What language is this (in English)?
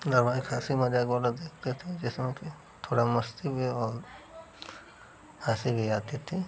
Hindi